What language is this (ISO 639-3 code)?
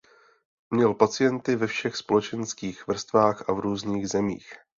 ces